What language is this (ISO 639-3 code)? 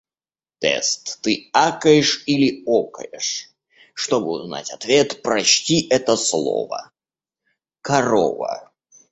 rus